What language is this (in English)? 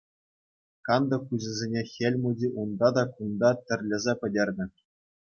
Chuvash